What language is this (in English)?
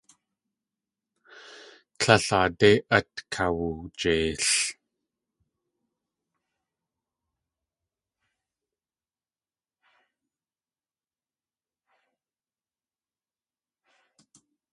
Tlingit